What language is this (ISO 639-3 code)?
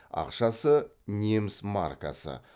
kaz